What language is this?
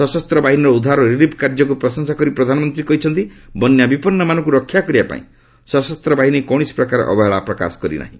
Odia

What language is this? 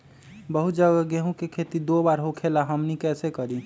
Magahi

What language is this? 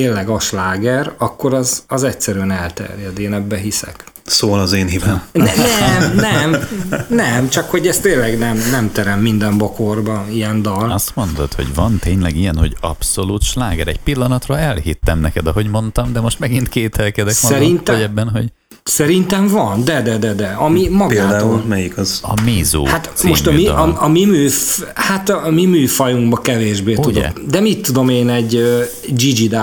Hungarian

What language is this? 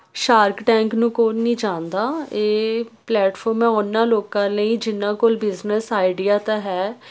Punjabi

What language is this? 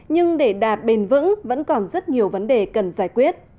Vietnamese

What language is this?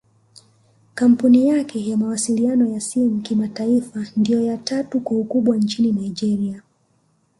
Swahili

